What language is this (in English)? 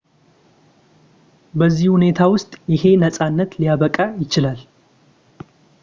Amharic